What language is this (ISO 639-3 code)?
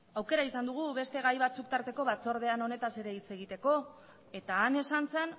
eus